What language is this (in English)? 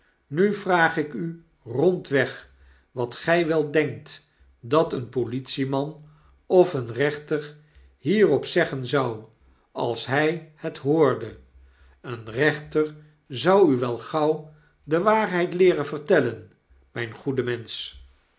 Dutch